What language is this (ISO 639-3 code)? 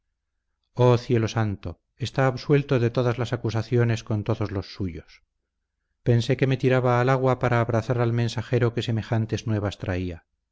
spa